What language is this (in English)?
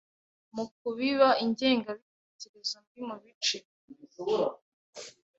Kinyarwanda